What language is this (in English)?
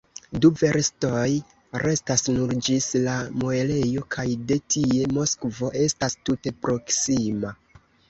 Esperanto